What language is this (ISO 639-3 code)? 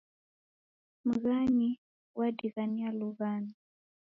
dav